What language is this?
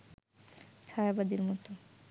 Bangla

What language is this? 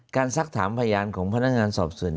Thai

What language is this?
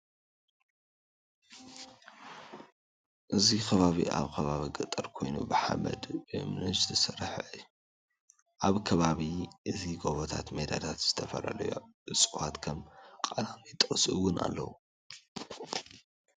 Tigrinya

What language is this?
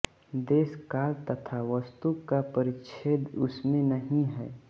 Hindi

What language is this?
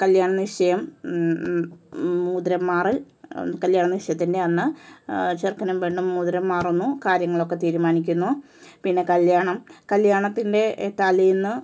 Malayalam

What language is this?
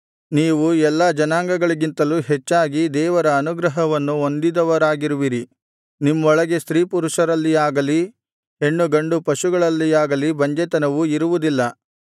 Kannada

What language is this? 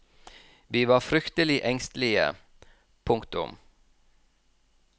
Norwegian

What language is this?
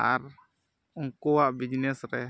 Santali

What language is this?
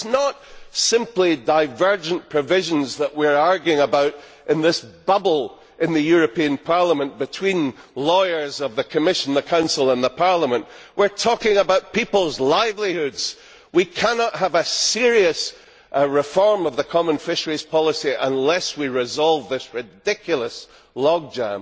English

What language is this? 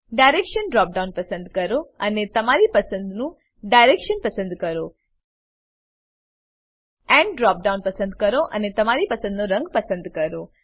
Gujarati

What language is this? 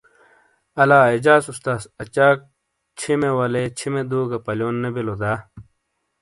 Shina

